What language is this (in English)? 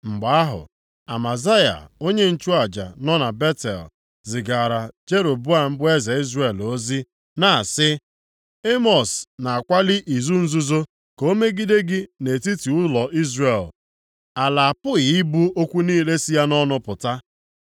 Igbo